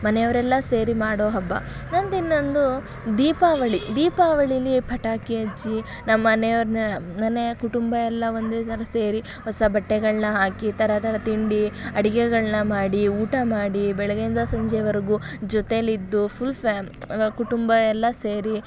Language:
Kannada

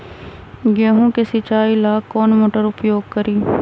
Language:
Magahi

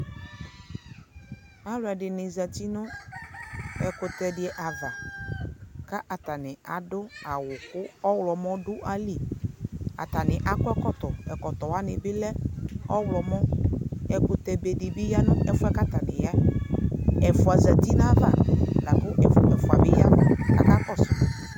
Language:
Ikposo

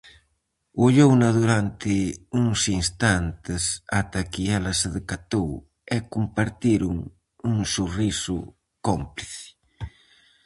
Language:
Galician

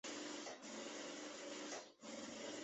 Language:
Chinese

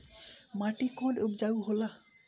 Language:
Bhojpuri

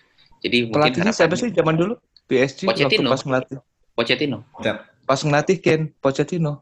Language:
Indonesian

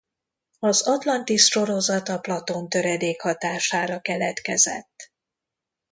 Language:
Hungarian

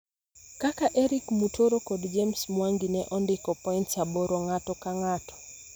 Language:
Luo (Kenya and Tanzania)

